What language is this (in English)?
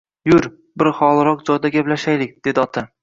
Uzbek